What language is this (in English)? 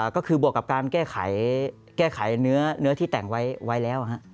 Thai